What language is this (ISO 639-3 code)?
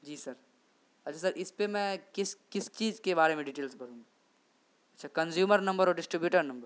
urd